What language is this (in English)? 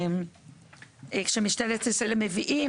Hebrew